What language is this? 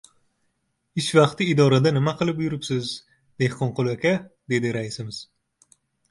Uzbek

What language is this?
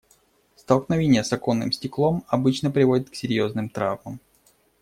Russian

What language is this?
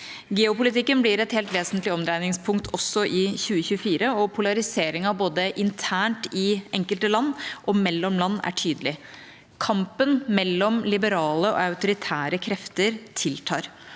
Norwegian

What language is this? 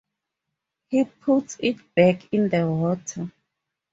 English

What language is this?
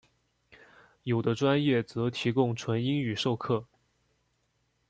Chinese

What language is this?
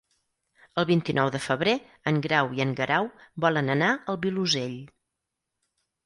Catalan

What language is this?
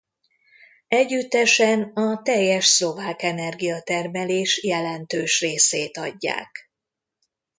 Hungarian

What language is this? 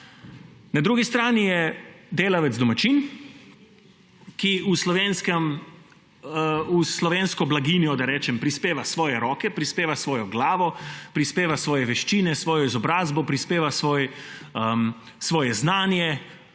Slovenian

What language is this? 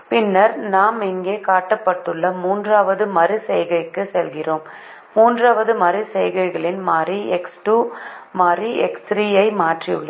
Tamil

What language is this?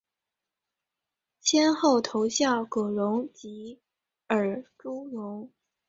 Chinese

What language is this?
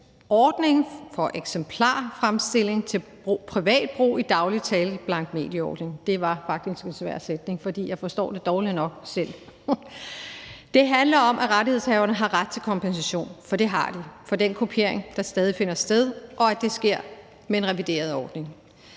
Danish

